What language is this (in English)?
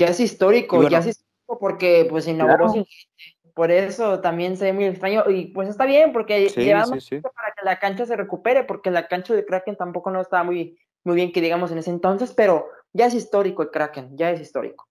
Spanish